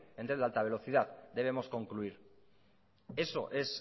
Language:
Spanish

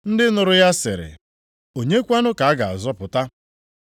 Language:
Igbo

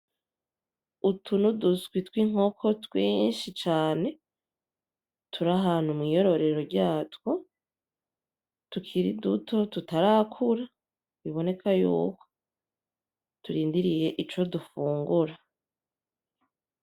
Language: Rundi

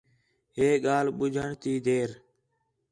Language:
Khetrani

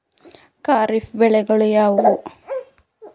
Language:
Kannada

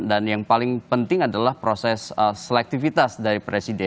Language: Indonesian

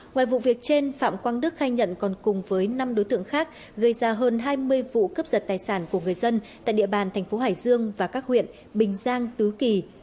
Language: Vietnamese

